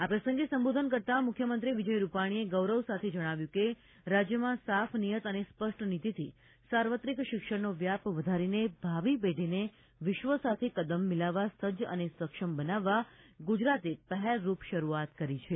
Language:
Gujarati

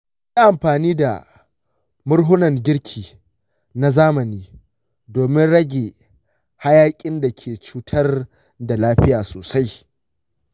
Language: Hausa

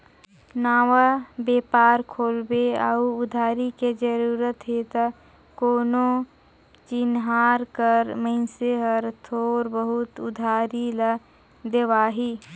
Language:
Chhattisgarhi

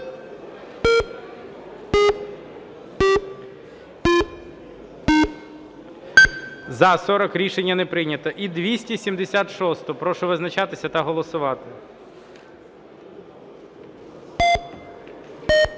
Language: Ukrainian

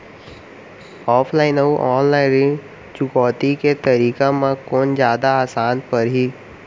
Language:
Chhattisgarhi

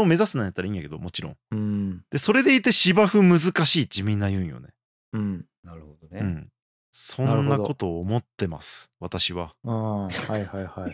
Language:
Japanese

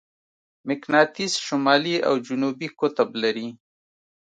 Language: Pashto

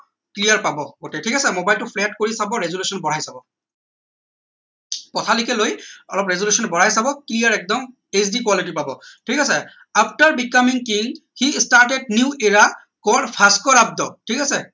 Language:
Assamese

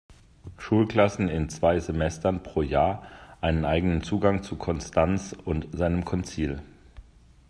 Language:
German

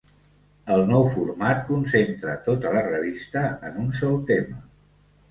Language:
Catalan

